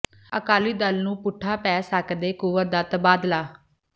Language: Punjabi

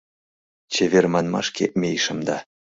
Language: Mari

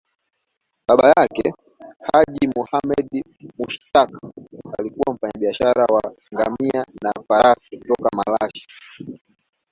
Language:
Swahili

